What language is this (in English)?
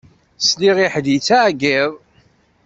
Kabyle